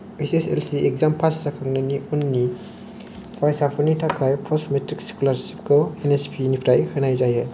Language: Bodo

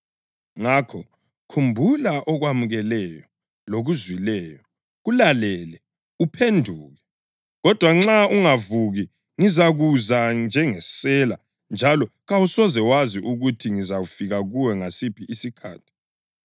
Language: North Ndebele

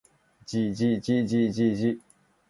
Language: Japanese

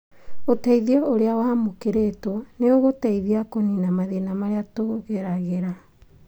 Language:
Kikuyu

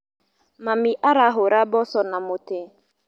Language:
Kikuyu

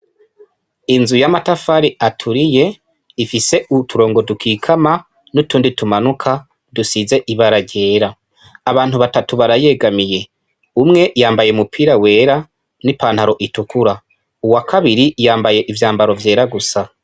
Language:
Rundi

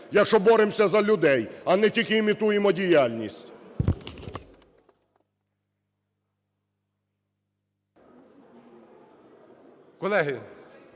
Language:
Ukrainian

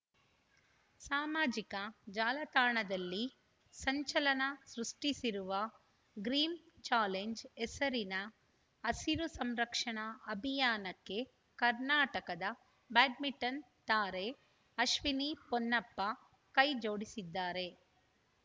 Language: Kannada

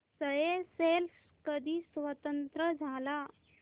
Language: Marathi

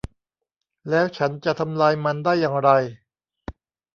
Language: Thai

